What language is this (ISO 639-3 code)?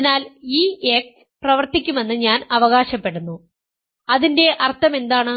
mal